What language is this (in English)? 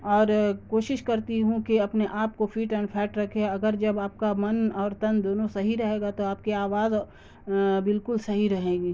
Urdu